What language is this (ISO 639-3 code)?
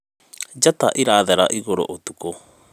kik